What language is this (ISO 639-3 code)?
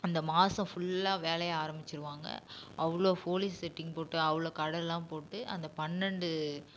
tam